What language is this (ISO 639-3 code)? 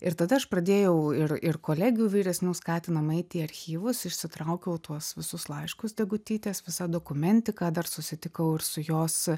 lit